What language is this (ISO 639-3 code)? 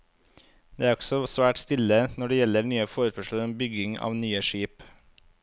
nor